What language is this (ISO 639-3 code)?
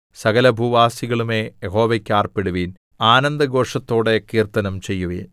mal